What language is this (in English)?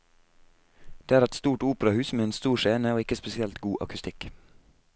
Norwegian